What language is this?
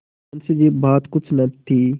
Hindi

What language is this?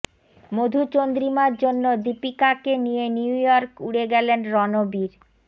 Bangla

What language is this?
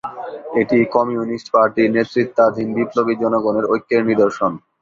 Bangla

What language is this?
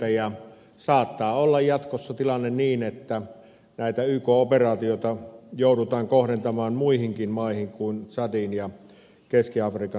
Finnish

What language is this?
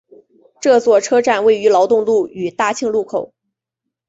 Chinese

